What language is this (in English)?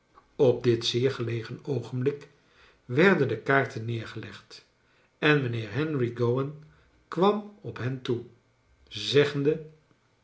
Dutch